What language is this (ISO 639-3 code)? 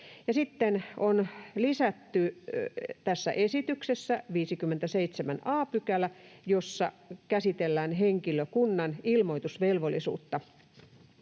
fin